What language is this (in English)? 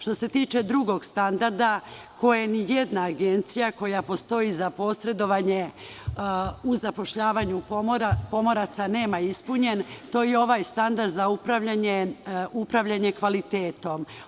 Serbian